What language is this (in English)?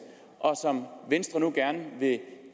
Danish